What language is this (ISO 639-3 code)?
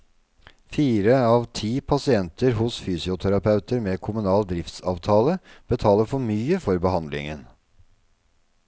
nor